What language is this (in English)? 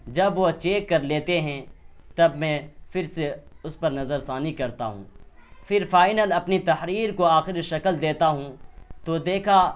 Urdu